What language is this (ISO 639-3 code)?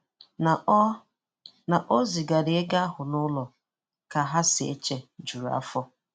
ibo